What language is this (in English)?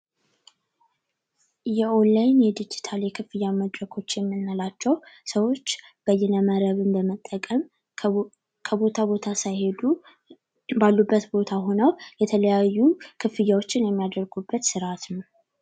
Amharic